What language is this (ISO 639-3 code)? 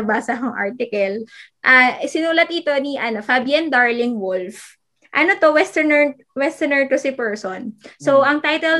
fil